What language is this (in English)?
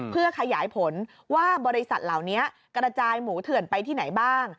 Thai